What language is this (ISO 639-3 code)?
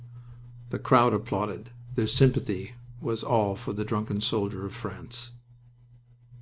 eng